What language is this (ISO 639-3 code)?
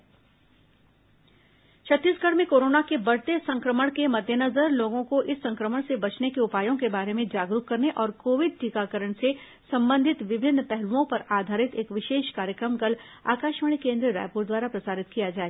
hin